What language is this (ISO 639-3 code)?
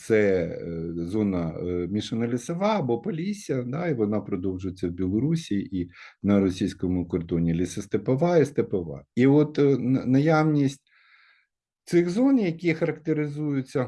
ukr